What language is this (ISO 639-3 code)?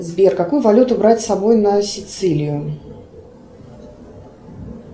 rus